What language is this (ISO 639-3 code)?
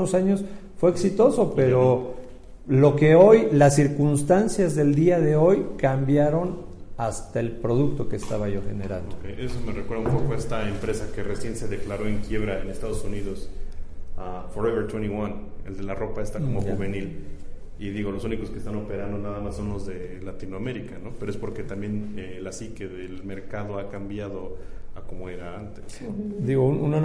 spa